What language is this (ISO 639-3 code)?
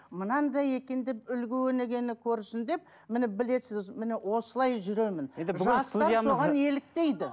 kaz